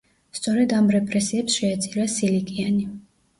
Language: Georgian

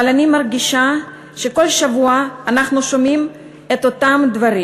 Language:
Hebrew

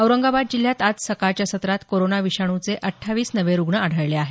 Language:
Marathi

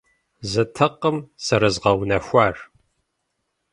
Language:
Kabardian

